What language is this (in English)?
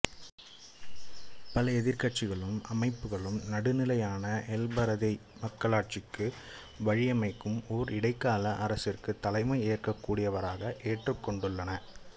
Tamil